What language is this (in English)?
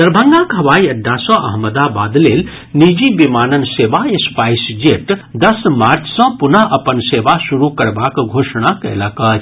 Maithili